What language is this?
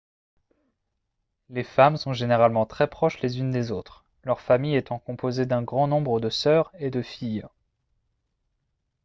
French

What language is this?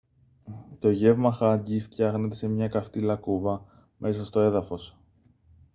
Greek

